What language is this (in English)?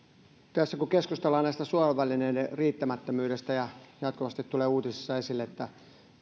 Finnish